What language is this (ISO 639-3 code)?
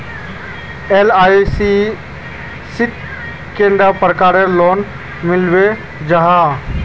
mag